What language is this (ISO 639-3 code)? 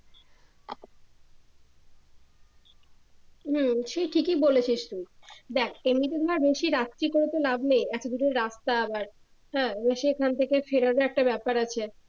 ben